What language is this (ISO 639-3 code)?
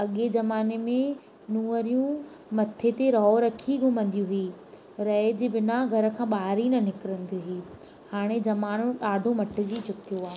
snd